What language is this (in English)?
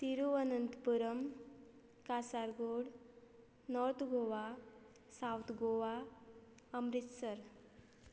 Konkani